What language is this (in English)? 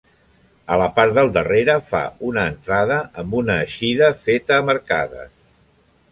Catalan